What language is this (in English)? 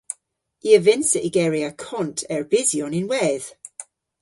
Cornish